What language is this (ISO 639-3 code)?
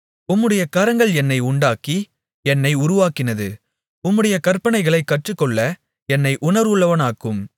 tam